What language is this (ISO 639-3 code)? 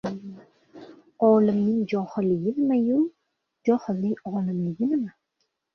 uzb